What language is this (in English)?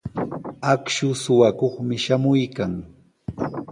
Sihuas Ancash Quechua